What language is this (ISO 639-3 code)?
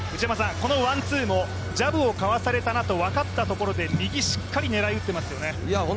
jpn